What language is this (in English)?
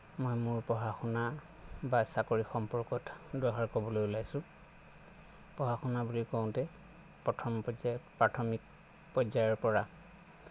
Assamese